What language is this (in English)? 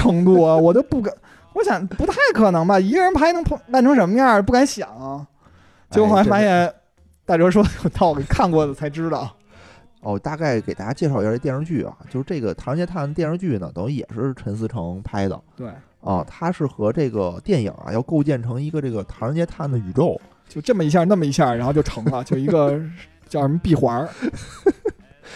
Chinese